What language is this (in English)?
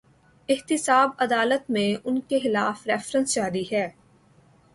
Urdu